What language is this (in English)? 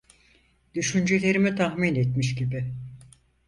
Turkish